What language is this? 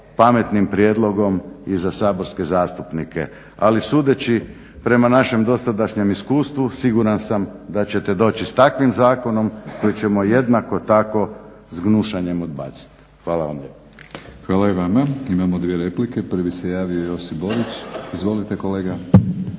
Croatian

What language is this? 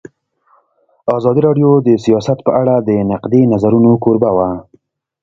Pashto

